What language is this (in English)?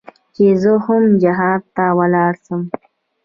Pashto